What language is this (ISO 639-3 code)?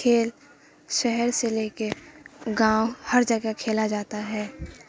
urd